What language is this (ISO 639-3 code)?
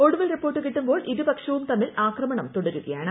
mal